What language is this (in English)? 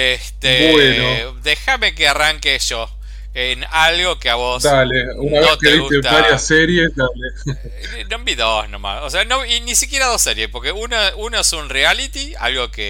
Spanish